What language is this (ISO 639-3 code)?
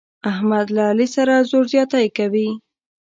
pus